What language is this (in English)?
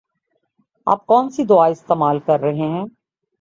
Urdu